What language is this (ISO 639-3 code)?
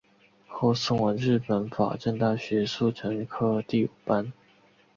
zho